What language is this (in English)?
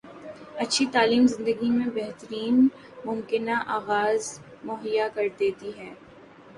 Urdu